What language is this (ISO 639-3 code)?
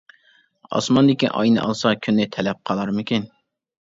uig